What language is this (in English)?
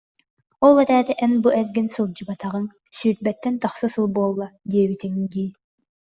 Yakut